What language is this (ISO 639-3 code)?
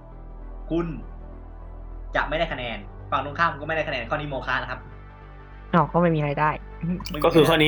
tha